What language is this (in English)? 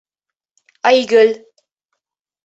Bashkir